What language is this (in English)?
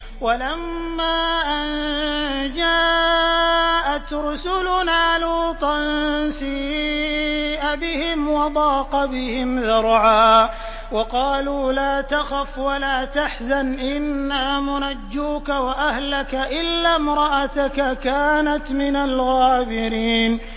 Arabic